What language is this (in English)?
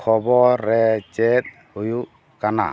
Santali